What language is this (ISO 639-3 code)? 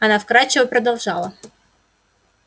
rus